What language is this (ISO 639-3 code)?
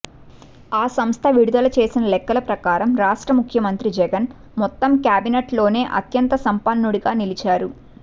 tel